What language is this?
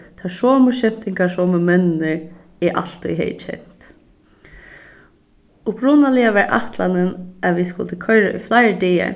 Faroese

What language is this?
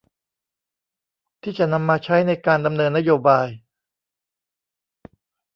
Thai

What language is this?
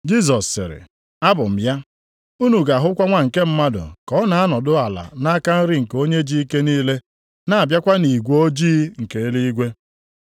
Igbo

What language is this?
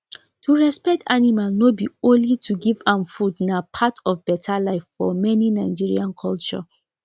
Nigerian Pidgin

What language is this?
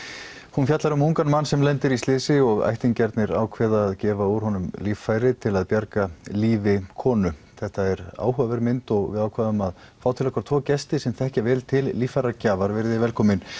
Icelandic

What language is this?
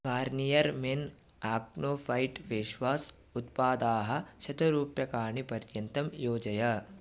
Sanskrit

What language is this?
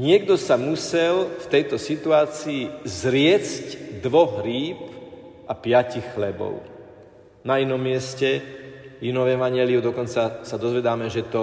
Slovak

